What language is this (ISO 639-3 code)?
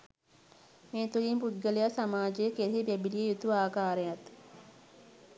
sin